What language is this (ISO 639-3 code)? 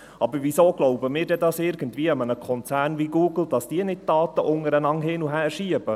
gsw